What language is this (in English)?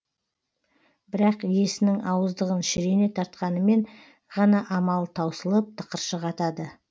Kazakh